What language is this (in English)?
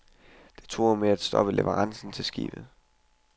Danish